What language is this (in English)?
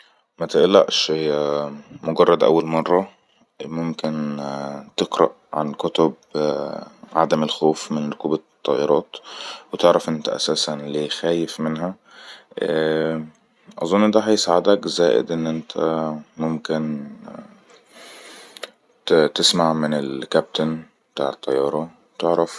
Egyptian Arabic